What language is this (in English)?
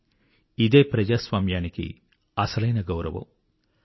Telugu